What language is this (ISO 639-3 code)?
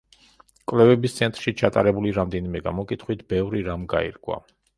kat